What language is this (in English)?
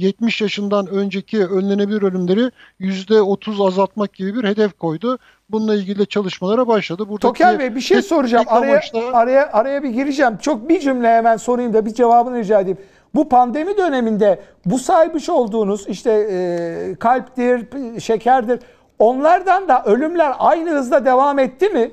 Turkish